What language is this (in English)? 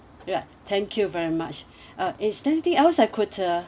English